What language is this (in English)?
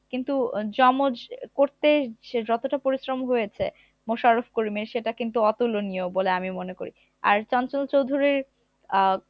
Bangla